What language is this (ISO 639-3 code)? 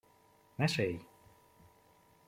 hun